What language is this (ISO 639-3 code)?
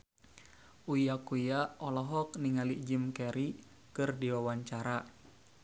sun